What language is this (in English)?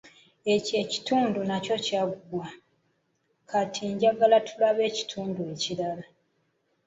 Ganda